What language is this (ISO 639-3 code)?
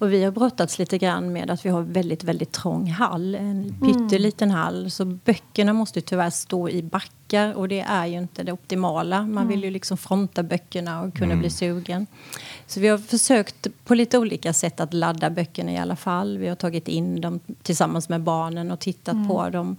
swe